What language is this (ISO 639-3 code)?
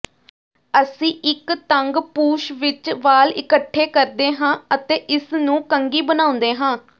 pan